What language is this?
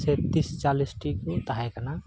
Santali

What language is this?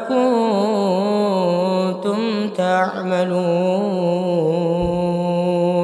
Arabic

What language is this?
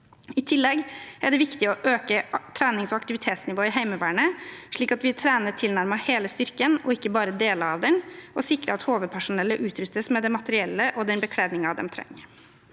Norwegian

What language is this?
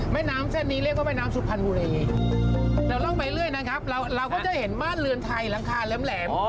Thai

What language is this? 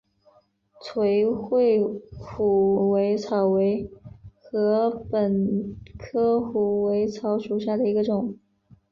Chinese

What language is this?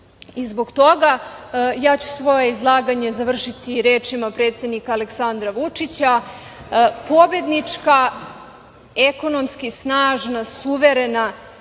Serbian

